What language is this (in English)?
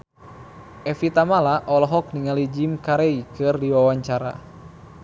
Sundanese